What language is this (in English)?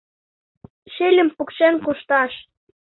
Mari